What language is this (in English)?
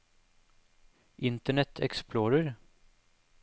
Norwegian